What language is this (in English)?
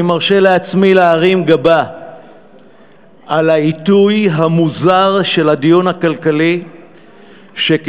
Hebrew